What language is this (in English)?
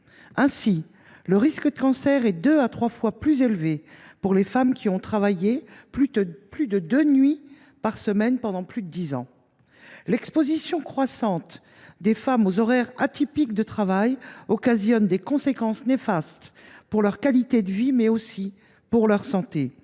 French